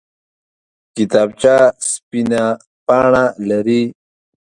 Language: Pashto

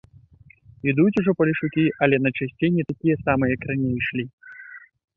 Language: Belarusian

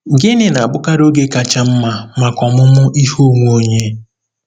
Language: Igbo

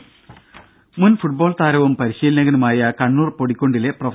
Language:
Malayalam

